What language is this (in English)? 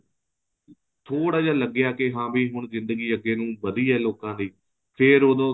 Punjabi